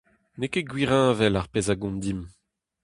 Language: Breton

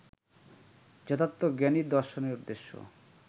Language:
Bangla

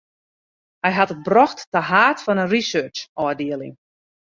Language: Western Frisian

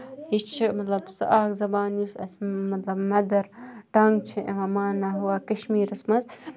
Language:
Kashmiri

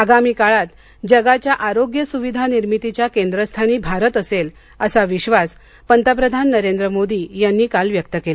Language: Marathi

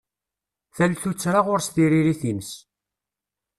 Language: Kabyle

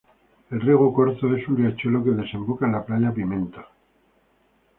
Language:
Spanish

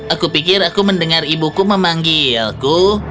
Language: Indonesian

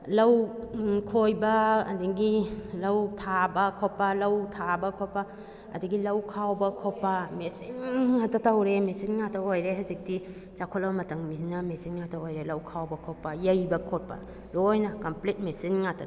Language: Manipuri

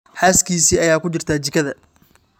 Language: Somali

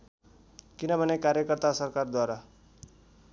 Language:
Nepali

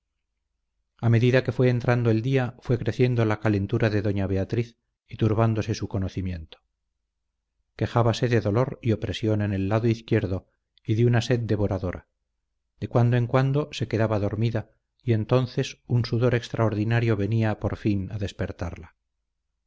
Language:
Spanish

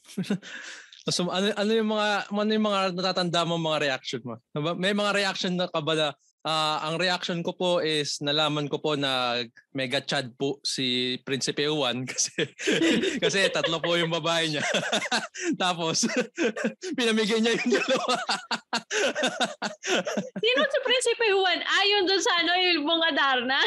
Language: Filipino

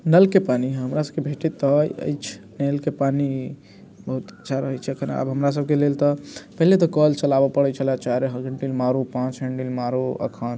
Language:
Maithili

